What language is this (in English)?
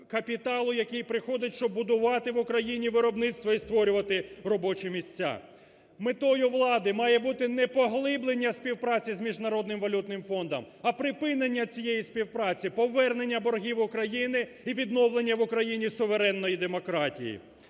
Ukrainian